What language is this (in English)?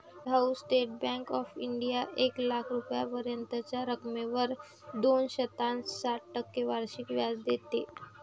Marathi